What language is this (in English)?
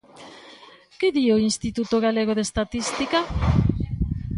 Galician